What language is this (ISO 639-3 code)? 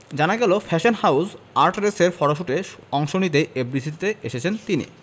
ben